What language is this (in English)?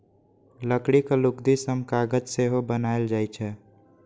Maithili